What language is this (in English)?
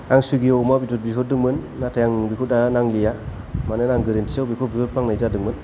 Bodo